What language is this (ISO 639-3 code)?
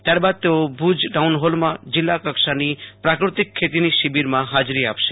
guj